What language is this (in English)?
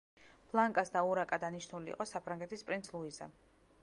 Georgian